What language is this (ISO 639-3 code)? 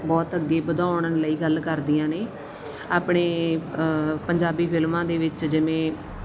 pan